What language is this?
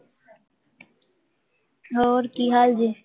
Punjabi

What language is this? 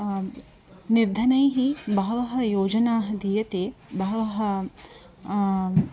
Sanskrit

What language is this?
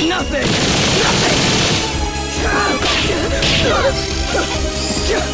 English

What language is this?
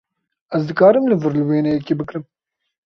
Kurdish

